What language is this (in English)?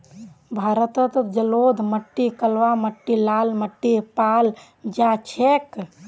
Magahi